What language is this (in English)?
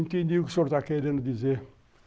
Portuguese